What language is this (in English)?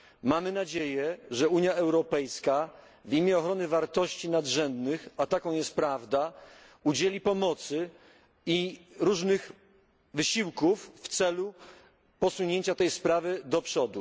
Polish